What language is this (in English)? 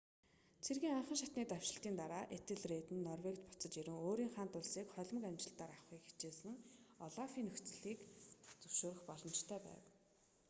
Mongolian